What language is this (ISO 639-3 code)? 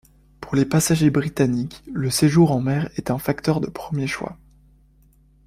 fra